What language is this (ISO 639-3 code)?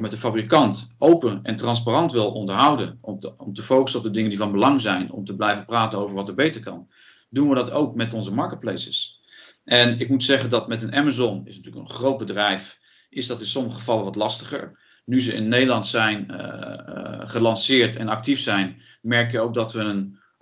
nld